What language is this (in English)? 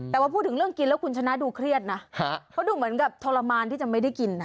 Thai